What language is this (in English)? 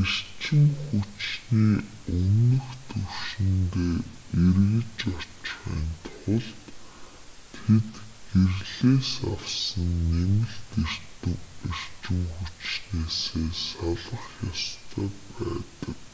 Mongolian